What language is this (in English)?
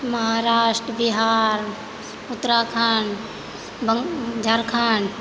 Maithili